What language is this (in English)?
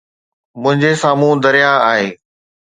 Sindhi